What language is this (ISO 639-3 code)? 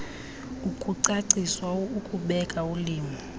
xho